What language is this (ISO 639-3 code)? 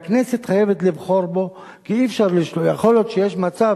heb